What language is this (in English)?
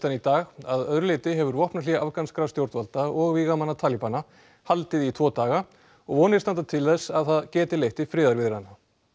Icelandic